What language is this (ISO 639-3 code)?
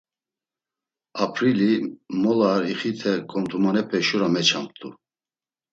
lzz